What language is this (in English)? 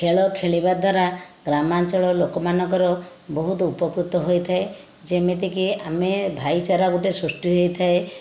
Odia